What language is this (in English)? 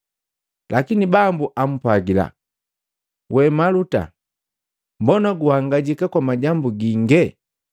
Matengo